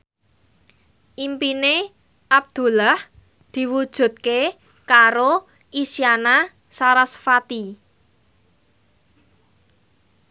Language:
Javanese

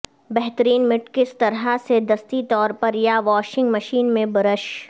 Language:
Urdu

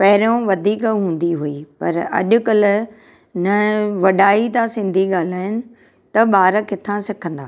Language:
Sindhi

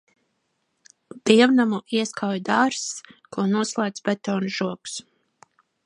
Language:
Latvian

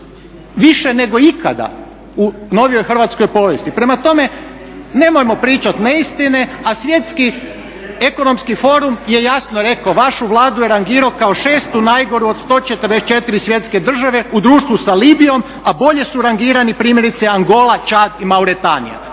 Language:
Croatian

